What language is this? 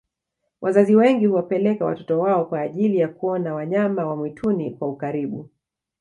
Swahili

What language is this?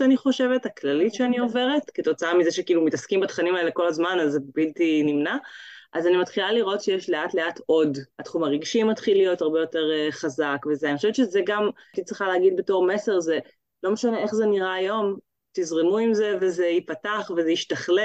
Hebrew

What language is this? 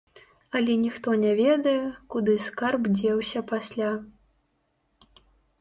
Belarusian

